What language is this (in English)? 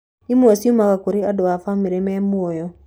Kikuyu